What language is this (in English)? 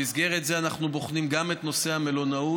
Hebrew